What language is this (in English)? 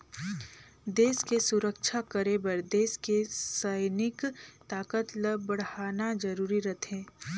Chhattisgarhi